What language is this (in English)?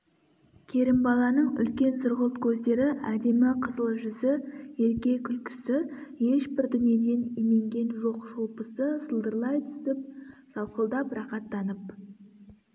Kazakh